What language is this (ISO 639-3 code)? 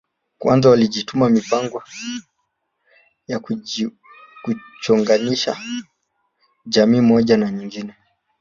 swa